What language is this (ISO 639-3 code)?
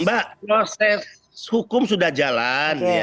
ind